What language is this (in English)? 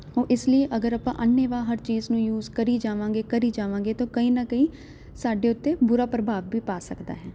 Punjabi